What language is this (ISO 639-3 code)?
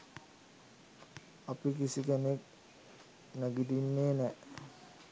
sin